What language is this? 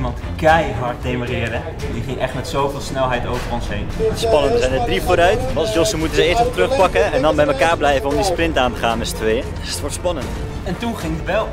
Dutch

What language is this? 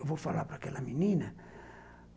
Portuguese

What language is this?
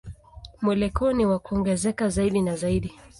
Swahili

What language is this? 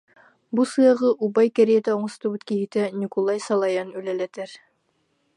Yakut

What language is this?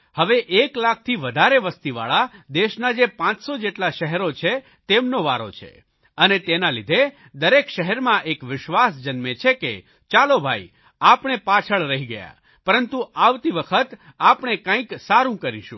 Gujarati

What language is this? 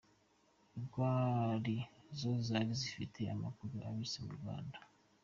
Kinyarwanda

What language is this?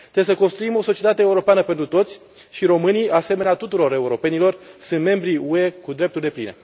Romanian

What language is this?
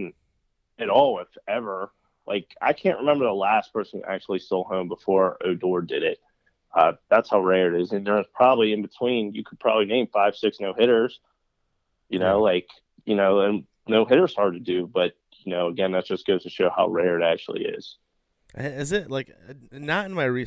English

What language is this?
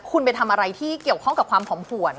Thai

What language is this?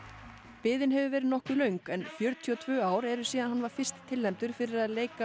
Icelandic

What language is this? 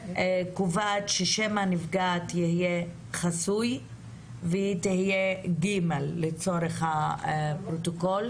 Hebrew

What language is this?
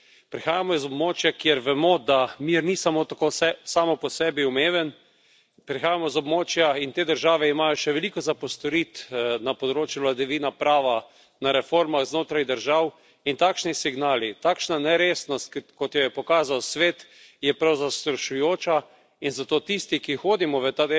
Slovenian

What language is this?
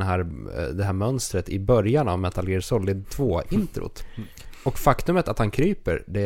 Swedish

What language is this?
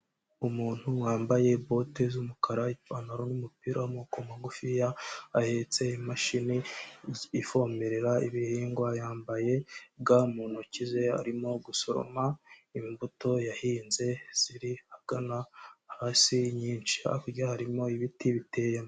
Kinyarwanda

